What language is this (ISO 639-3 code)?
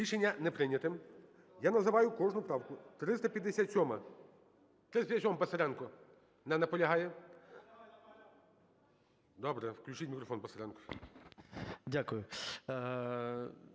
ukr